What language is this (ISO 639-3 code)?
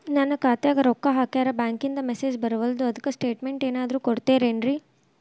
kan